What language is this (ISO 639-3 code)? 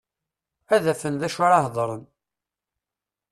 kab